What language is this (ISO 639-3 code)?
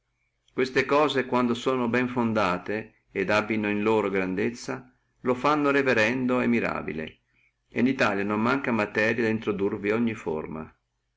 ita